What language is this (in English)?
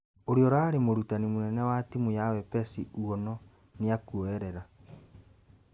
Kikuyu